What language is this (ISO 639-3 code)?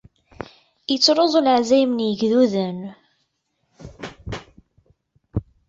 kab